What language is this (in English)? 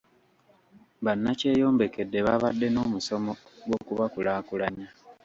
Ganda